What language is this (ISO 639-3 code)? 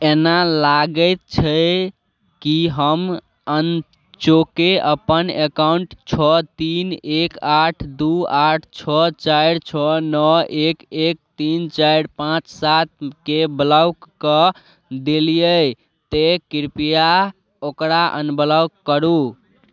mai